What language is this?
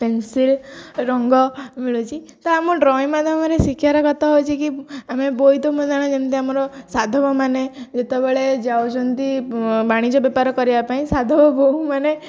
Odia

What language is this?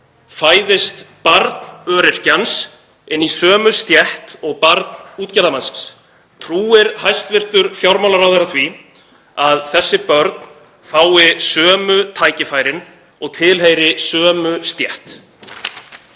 Icelandic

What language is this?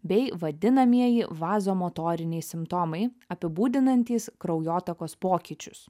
Lithuanian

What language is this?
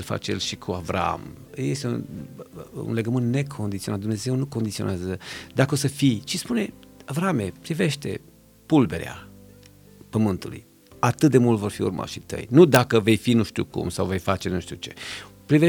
Romanian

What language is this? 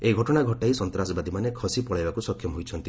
Odia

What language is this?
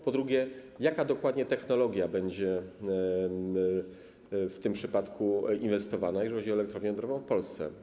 Polish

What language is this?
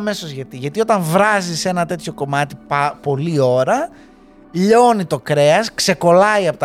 Greek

